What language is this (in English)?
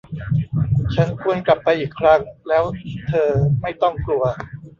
Thai